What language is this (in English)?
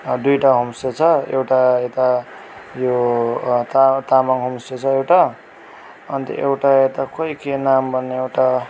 Nepali